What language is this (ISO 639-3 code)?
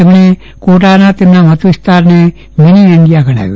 guj